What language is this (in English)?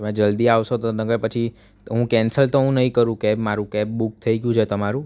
Gujarati